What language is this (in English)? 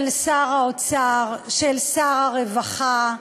Hebrew